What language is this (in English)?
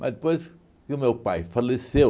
Portuguese